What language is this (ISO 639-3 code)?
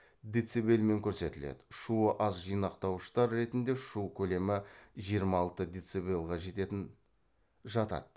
kaz